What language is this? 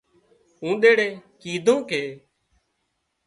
Wadiyara Koli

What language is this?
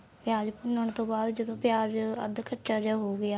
Punjabi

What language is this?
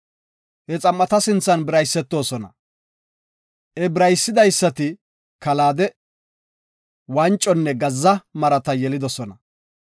Gofa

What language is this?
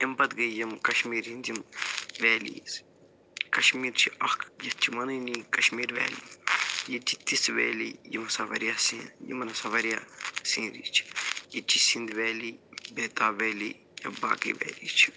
Kashmiri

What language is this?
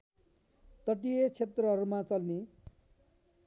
Nepali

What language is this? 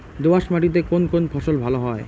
Bangla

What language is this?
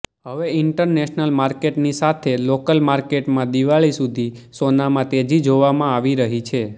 Gujarati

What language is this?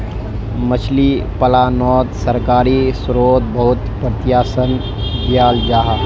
Magahi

